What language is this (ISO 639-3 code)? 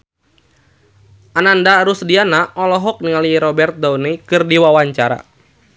sun